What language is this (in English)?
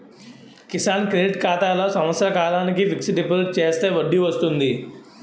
Telugu